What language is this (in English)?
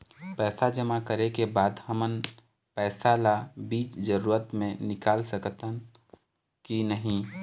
Chhattisgarhi